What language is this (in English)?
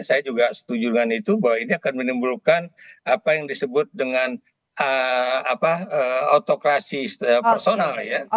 Indonesian